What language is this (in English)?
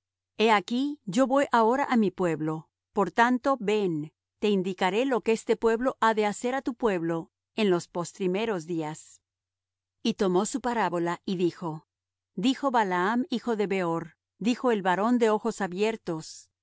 Spanish